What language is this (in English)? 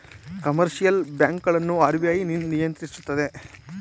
Kannada